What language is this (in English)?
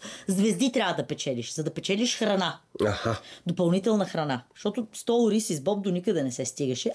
Bulgarian